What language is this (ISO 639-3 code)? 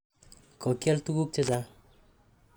kln